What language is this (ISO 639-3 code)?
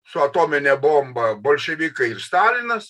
lit